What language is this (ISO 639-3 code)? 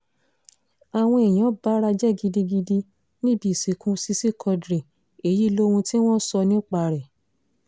yor